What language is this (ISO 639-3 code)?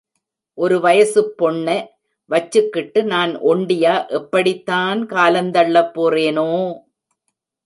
tam